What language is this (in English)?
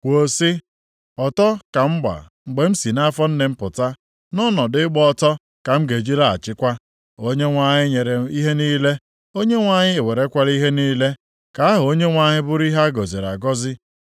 Igbo